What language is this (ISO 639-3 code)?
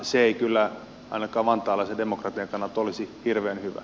fin